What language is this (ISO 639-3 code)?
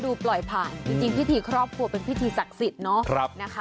tha